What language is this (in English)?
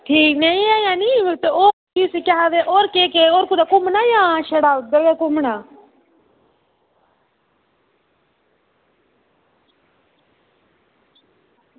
Dogri